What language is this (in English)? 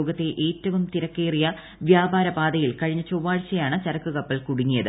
Malayalam